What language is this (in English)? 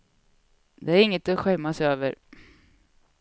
Swedish